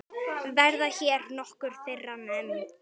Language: Icelandic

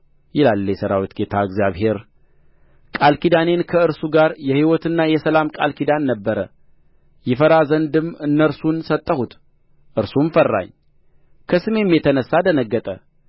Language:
Amharic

